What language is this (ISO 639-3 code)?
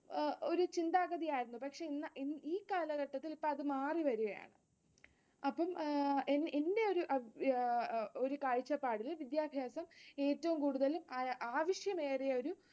mal